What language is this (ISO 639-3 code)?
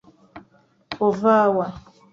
lug